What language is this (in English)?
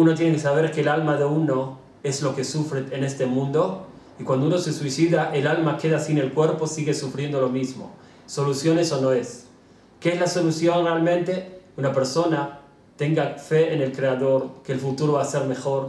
Spanish